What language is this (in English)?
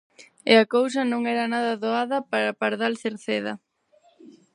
Galician